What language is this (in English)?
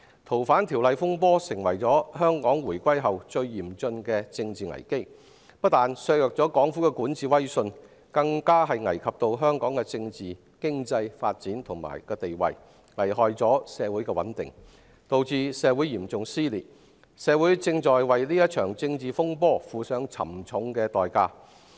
Cantonese